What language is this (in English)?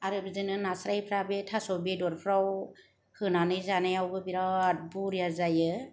Bodo